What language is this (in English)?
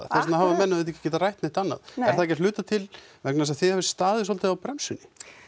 Icelandic